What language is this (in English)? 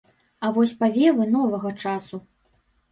Belarusian